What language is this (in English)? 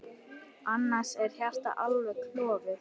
Icelandic